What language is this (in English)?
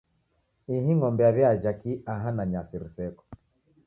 Taita